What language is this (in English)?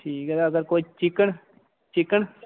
Dogri